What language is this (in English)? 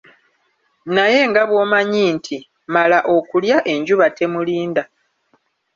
Ganda